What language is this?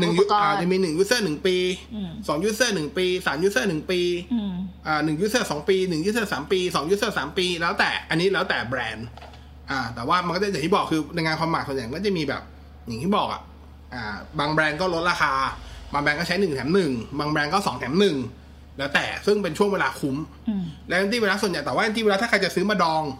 Thai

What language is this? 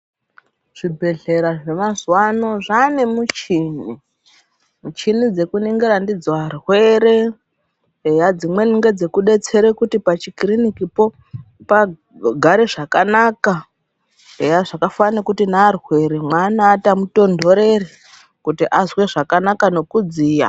Ndau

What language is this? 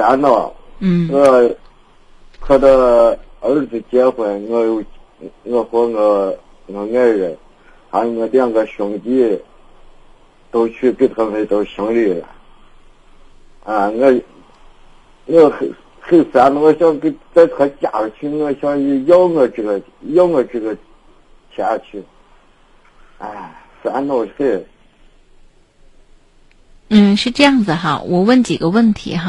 Chinese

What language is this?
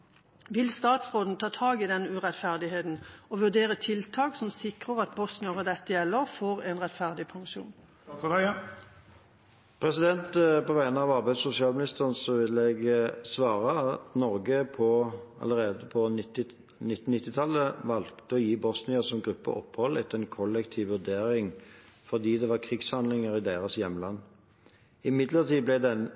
Norwegian Bokmål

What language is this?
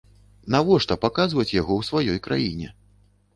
Belarusian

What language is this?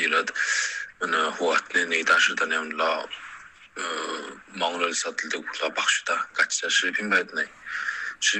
Romanian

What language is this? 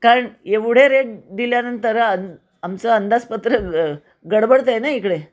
Marathi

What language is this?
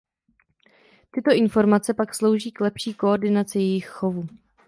Czech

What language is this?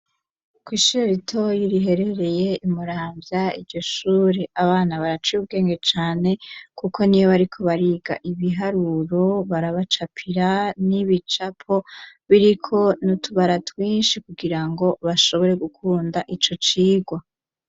Rundi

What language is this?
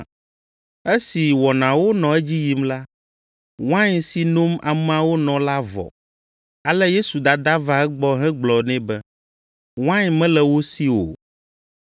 Ewe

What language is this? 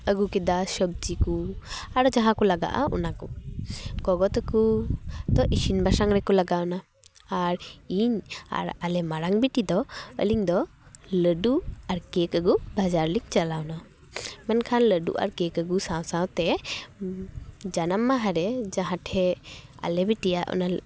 Santali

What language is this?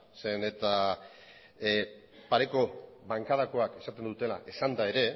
Basque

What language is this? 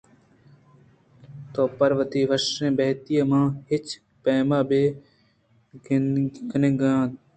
Eastern Balochi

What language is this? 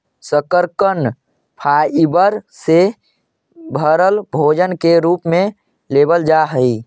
Magahi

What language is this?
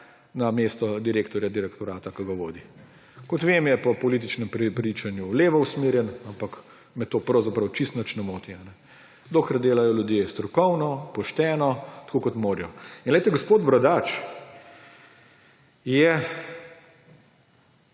Slovenian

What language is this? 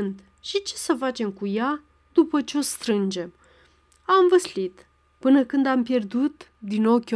Romanian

